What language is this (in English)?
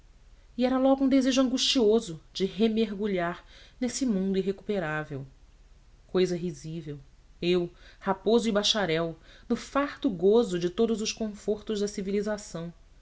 Portuguese